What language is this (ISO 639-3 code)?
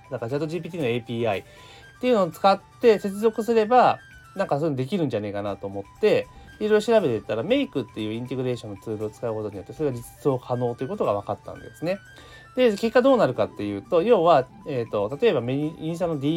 jpn